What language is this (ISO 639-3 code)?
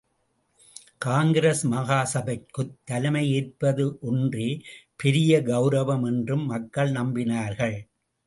tam